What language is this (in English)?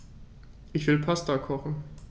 German